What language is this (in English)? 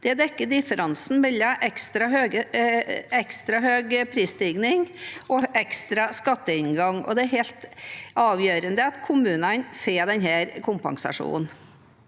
Norwegian